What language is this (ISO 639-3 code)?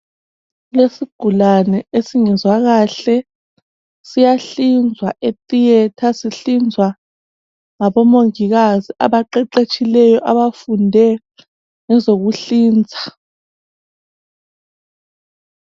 nde